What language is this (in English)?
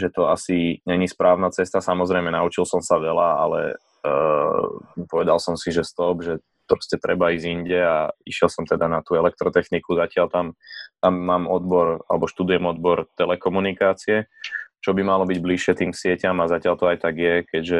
Slovak